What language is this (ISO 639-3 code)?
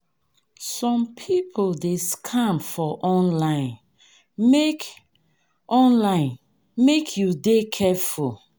pcm